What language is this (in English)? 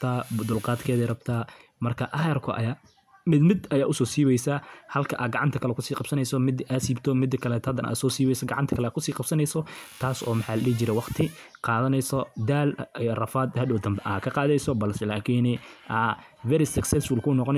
Somali